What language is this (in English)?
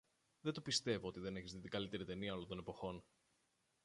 Greek